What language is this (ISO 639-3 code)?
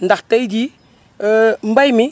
wol